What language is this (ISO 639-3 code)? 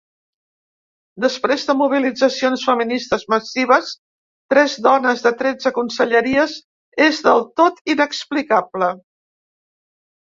cat